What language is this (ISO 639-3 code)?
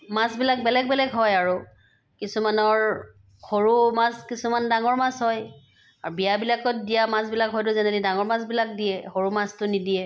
asm